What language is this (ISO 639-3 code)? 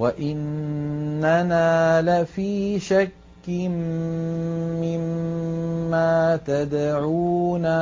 ara